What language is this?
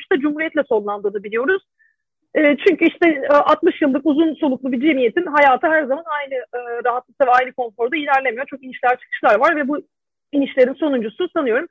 Turkish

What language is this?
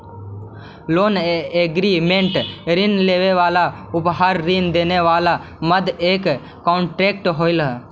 Magahi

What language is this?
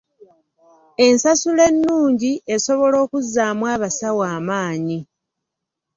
Ganda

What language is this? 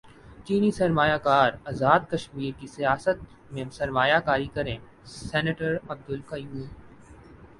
Urdu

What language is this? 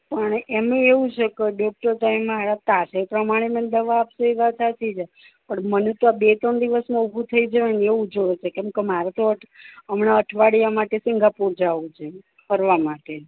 Gujarati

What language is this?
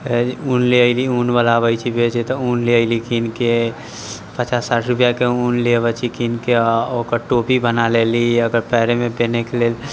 Maithili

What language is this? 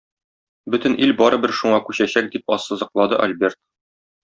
Tatar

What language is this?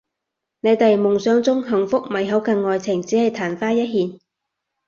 Cantonese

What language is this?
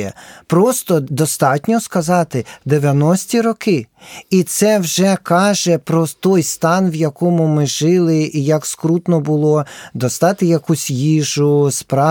Ukrainian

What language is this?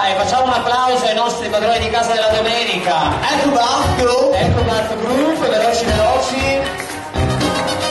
Italian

